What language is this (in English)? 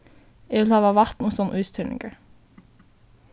Faroese